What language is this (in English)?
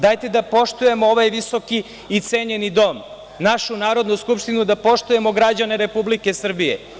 Serbian